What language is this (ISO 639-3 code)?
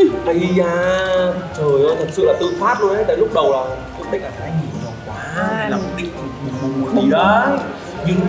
vie